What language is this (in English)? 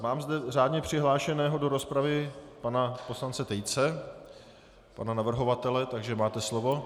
Czech